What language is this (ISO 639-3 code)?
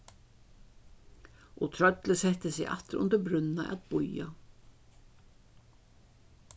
fao